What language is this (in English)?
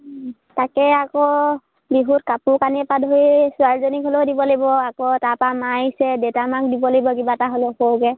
Assamese